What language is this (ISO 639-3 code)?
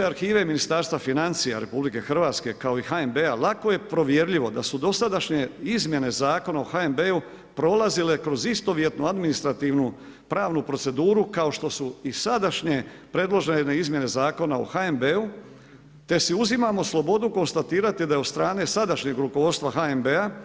hrv